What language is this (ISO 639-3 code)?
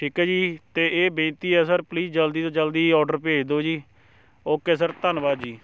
pan